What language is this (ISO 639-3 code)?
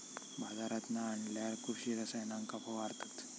mar